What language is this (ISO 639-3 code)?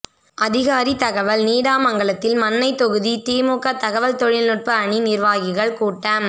tam